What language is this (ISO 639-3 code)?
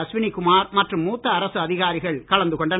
tam